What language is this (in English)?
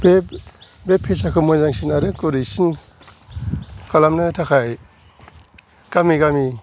Bodo